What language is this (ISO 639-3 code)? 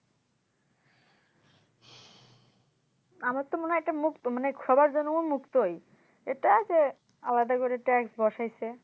ben